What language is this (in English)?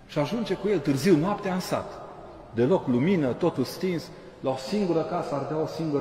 Romanian